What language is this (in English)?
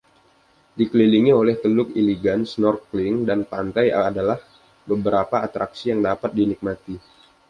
Indonesian